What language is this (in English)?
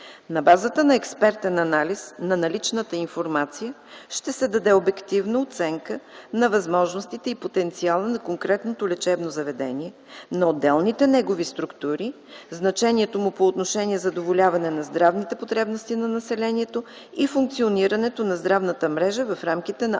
Bulgarian